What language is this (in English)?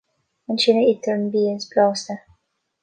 Irish